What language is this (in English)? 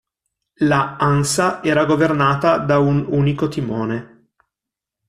Italian